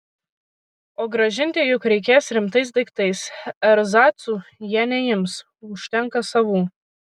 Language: Lithuanian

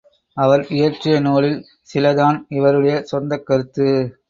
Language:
Tamil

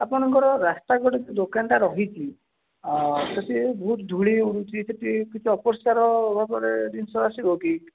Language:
Odia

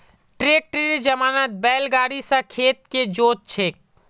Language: Magahi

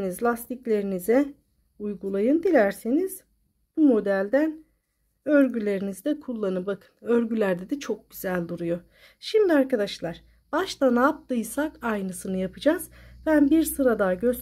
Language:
Turkish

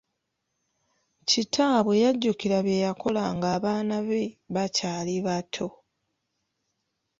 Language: Ganda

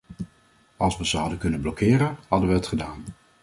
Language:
Dutch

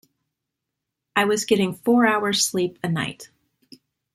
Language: English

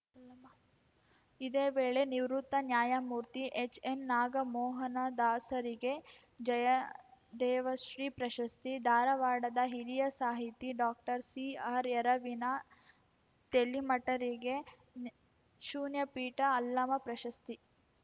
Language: Kannada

